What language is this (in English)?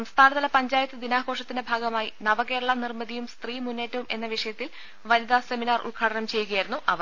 Malayalam